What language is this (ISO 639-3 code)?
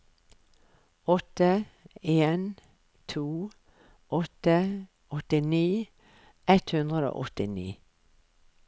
nor